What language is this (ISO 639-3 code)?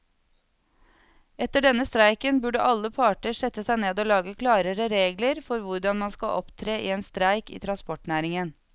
nor